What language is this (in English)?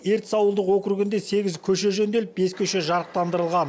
Kazakh